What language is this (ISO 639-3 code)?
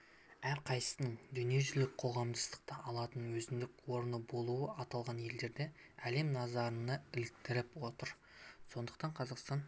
kaz